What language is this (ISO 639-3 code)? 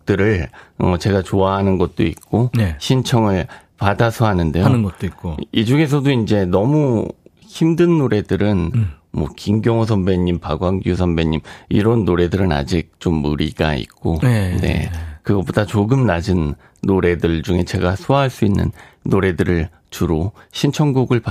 kor